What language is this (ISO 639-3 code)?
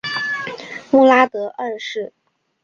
zho